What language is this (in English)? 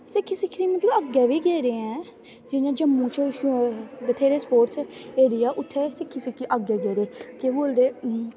Dogri